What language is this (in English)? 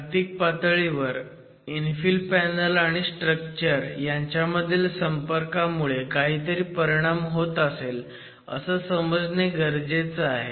Marathi